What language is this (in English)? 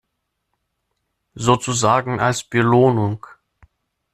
German